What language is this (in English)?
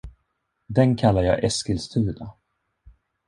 Swedish